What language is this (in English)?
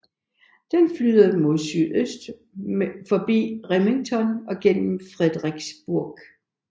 Danish